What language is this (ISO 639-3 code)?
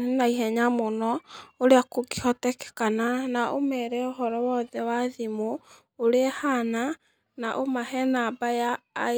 kik